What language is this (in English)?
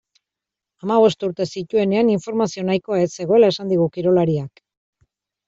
Basque